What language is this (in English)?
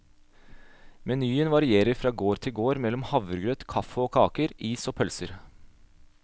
Norwegian